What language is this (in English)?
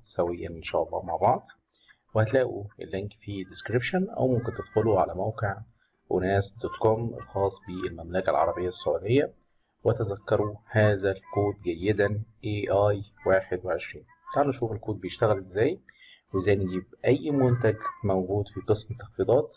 Arabic